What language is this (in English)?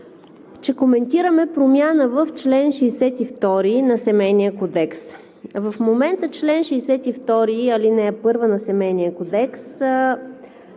Bulgarian